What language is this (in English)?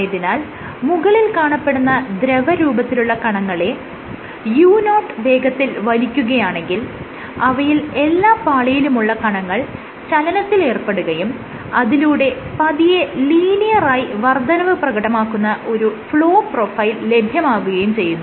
Malayalam